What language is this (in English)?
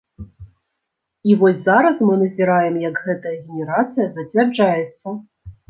Belarusian